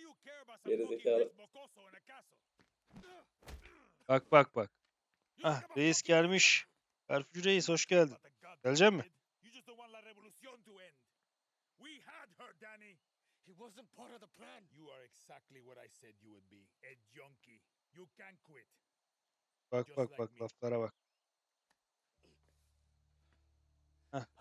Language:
Turkish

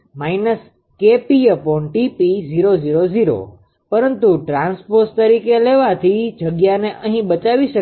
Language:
Gujarati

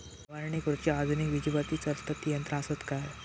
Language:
Marathi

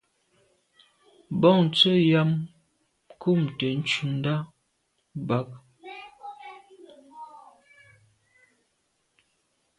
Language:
Medumba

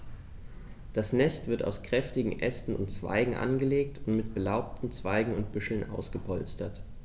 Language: German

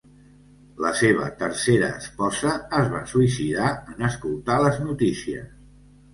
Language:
Catalan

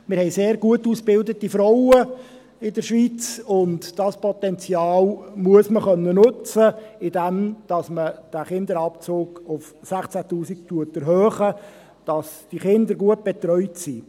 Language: Swiss German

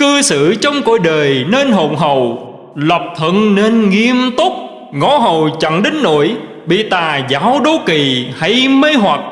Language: Vietnamese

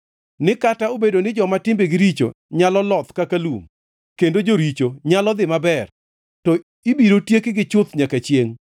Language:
Luo (Kenya and Tanzania)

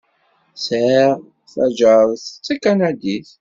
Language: Kabyle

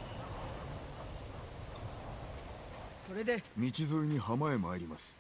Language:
Japanese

